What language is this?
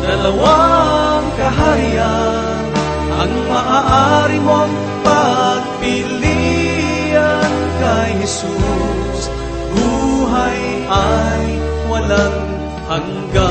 Filipino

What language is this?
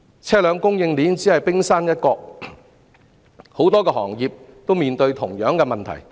Cantonese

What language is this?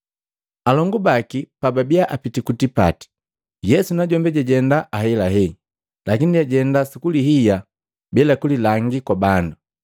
Matengo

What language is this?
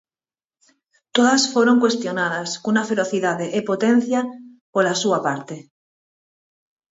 Galician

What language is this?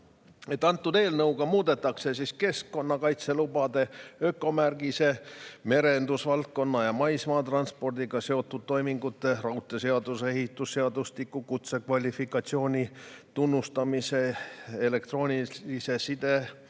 Estonian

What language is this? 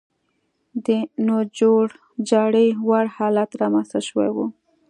Pashto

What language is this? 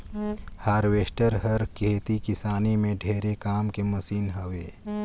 Chhattisgarhi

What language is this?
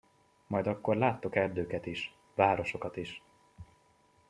Hungarian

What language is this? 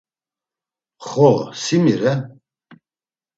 Laz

